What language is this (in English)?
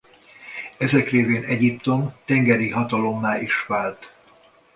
Hungarian